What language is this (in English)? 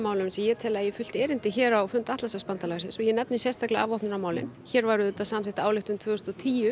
Icelandic